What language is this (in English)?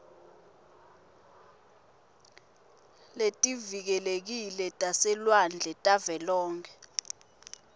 Swati